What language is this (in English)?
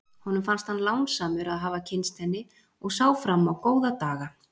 Icelandic